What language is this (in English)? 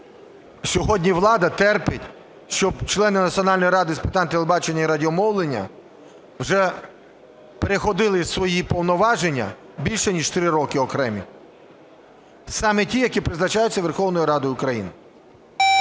Ukrainian